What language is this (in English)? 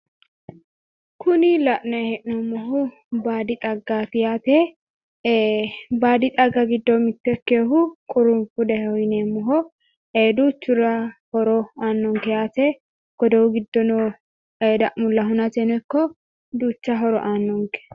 Sidamo